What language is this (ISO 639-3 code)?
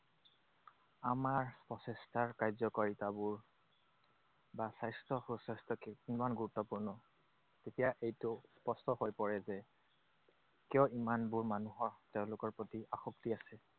asm